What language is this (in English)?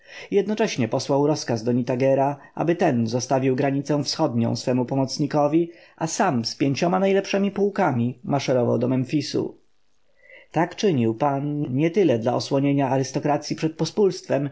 Polish